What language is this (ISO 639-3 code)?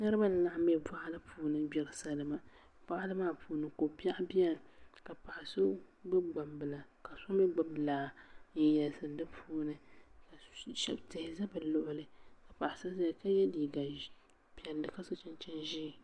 dag